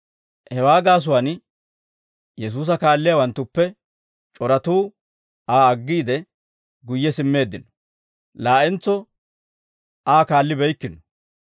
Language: Dawro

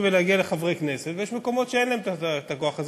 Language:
Hebrew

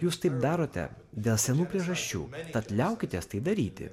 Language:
Lithuanian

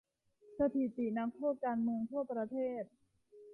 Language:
Thai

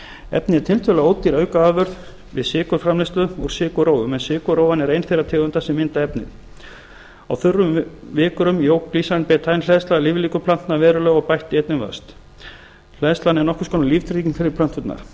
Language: Icelandic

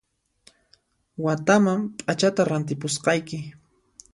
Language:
Puno Quechua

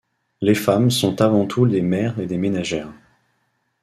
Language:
French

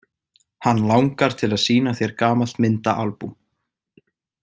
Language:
Icelandic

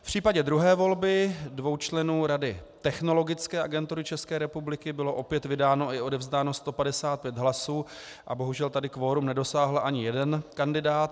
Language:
Czech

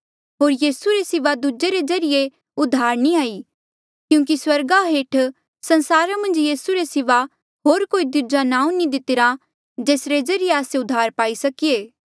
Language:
Mandeali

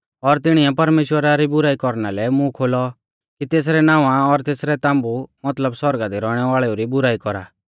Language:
Mahasu Pahari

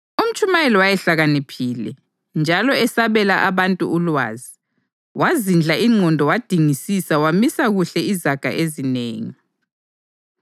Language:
North Ndebele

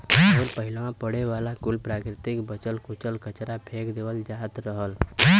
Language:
Bhojpuri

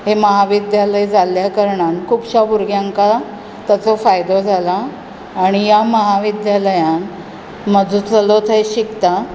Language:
Konkani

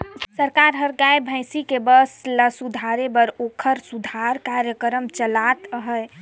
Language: Chhattisgarhi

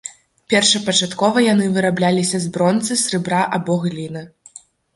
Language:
Belarusian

